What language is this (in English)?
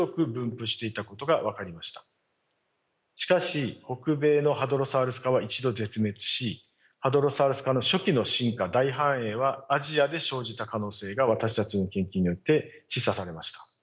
Japanese